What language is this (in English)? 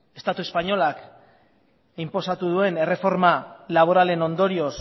Basque